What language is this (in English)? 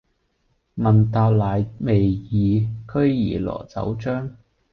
Cantonese